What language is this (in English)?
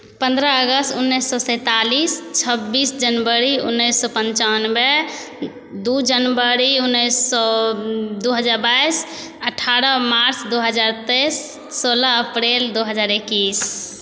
Maithili